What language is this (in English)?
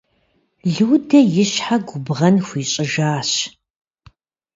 Kabardian